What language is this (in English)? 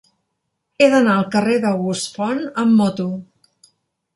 Catalan